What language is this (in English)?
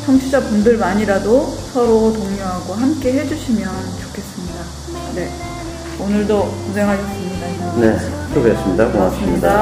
Korean